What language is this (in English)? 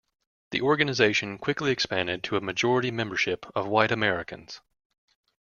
English